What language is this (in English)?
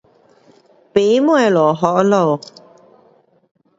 Pu-Xian Chinese